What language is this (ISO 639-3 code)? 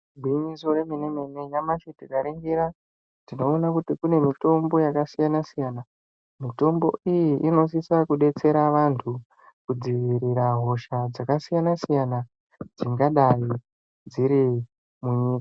ndc